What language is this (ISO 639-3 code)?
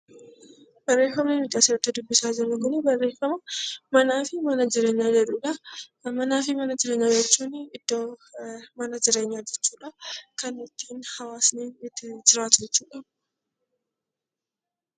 orm